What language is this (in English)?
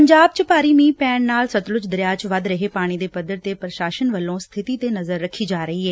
Punjabi